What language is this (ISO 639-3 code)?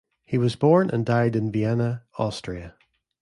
eng